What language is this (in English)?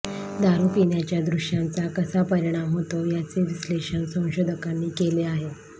Marathi